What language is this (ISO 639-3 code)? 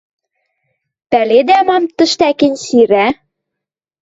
mrj